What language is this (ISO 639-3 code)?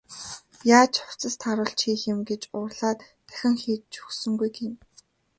mon